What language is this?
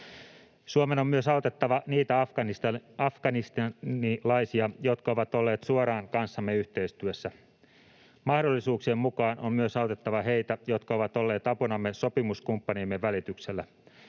Finnish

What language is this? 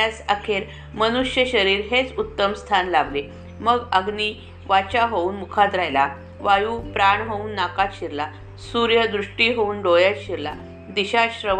Marathi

